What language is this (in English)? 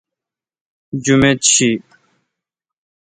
Kalkoti